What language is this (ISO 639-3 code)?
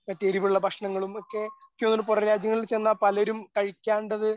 mal